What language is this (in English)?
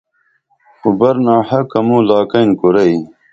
Dameli